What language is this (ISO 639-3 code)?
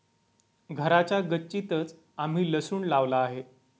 mar